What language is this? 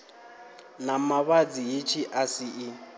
Venda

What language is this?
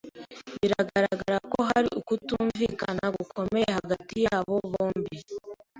Kinyarwanda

